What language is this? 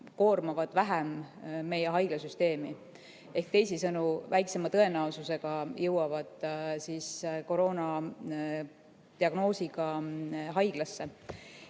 Estonian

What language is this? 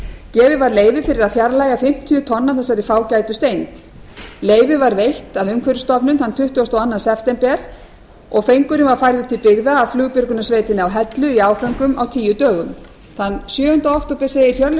Icelandic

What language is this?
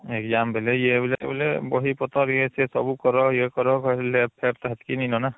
Odia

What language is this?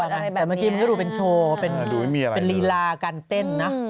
Thai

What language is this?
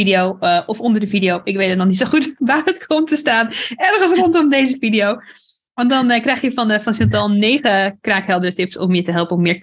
Dutch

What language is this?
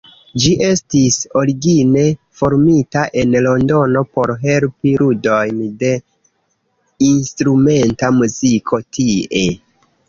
Esperanto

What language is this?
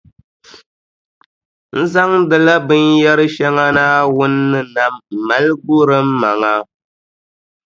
Dagbani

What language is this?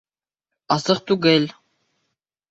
Bashkir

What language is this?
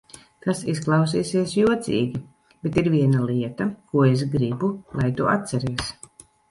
Latvian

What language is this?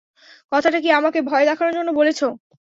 Bangla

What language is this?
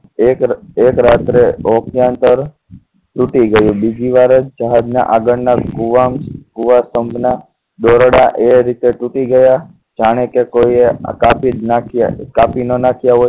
Gujarati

